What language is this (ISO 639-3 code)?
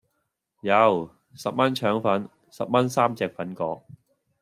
yue